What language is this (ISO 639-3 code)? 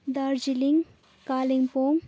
nep